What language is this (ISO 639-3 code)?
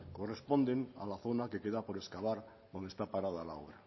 spa